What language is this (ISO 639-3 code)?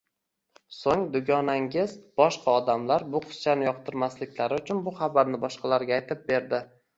uzb